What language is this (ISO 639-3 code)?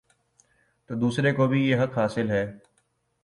urd